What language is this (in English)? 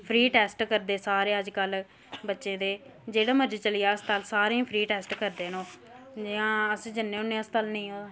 Dogri